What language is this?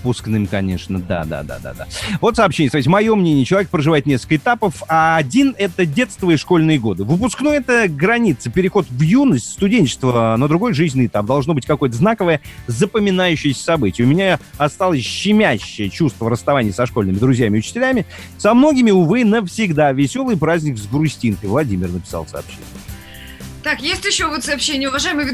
Russian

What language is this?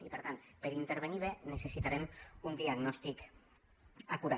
Catalan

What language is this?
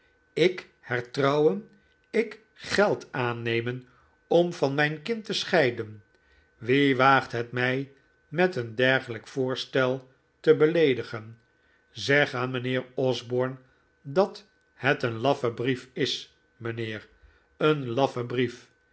Dutch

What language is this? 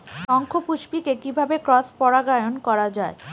Bangla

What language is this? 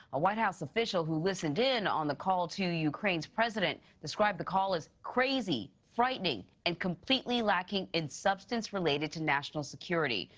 English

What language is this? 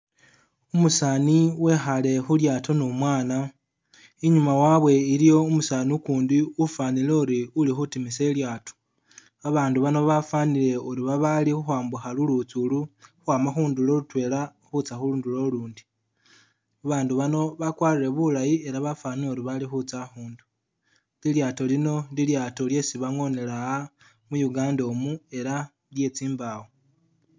Masaaba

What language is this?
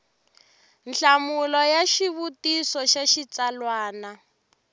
Tsonga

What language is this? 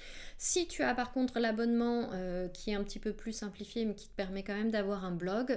French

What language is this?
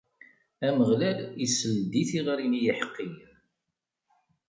Kabyle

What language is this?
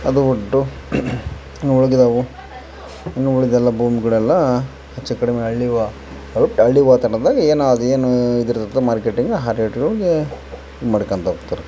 Kannada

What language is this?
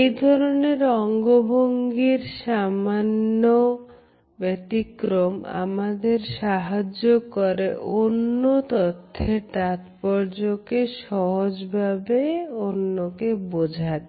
Bangla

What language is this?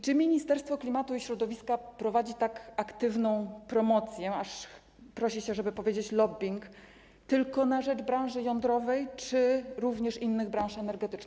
Polish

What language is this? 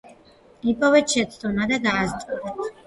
Georgian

